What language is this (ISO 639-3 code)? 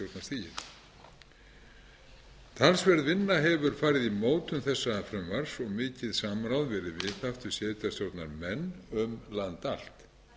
isl